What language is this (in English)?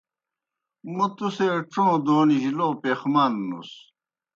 Kohistani Shina